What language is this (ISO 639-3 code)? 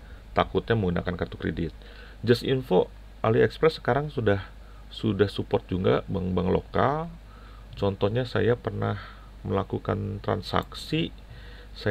ind